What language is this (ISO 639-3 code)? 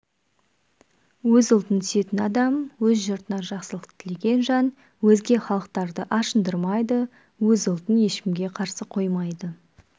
kaz